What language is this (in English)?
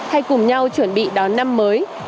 Vietnamese